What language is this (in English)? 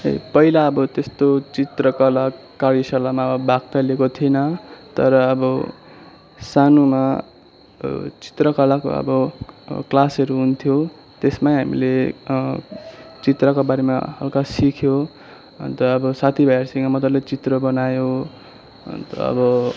Nepali